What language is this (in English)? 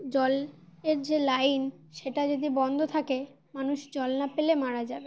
Bangla